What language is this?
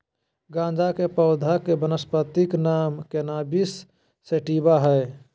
Magahi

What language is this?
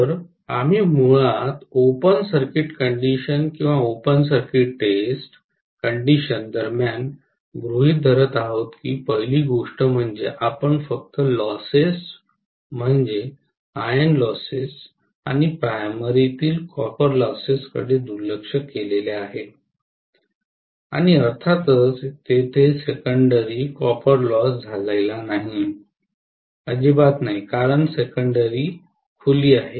Marathi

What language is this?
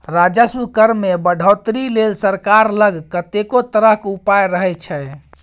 Maithili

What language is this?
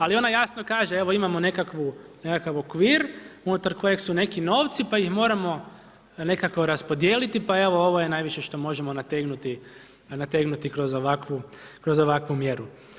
Croatian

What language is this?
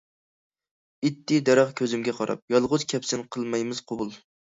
Uyghur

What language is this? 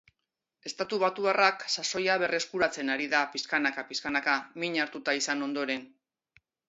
Basque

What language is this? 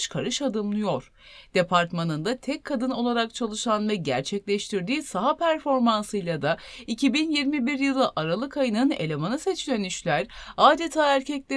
Turkish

